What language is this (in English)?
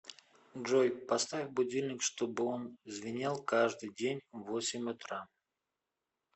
Russian